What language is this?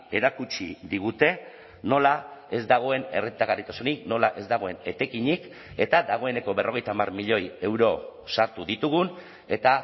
Basque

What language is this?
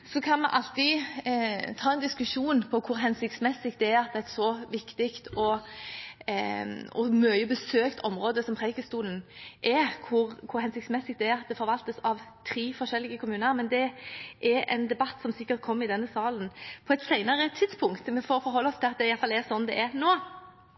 Norwegian Bokmål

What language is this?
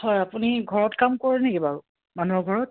Assamese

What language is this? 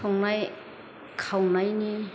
Bodo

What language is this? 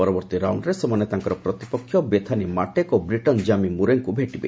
Odia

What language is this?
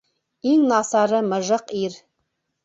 Bashkir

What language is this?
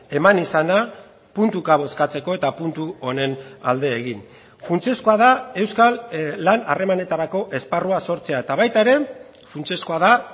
Basque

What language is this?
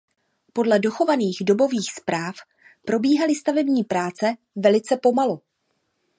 Czech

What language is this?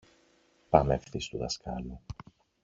Greek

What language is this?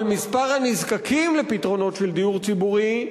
Hebrew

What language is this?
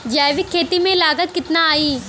Bhojpuri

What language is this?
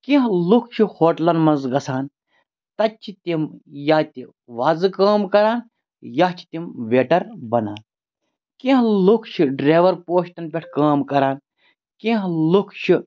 Kashmiri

